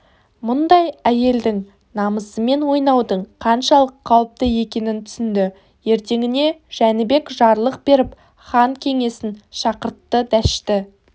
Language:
Kazakh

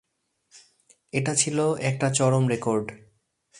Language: Bangla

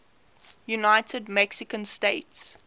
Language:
English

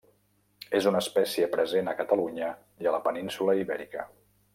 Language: Catalan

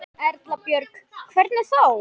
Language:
Icelandic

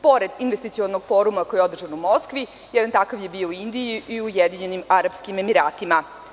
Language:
Serbian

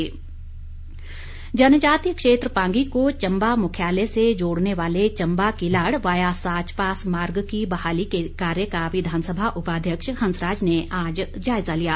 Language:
Hindi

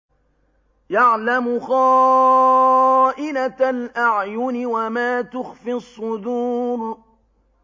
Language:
Arabic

